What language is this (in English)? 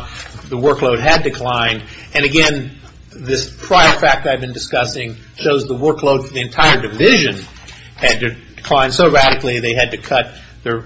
English